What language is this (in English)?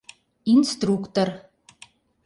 Mari